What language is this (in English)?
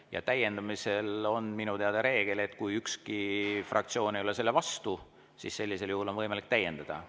Estonian